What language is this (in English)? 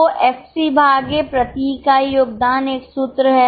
Hindi